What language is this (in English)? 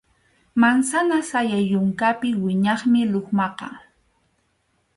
Arequipa-La Unión Quechua